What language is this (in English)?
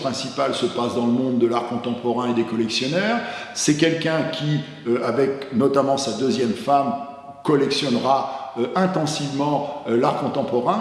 French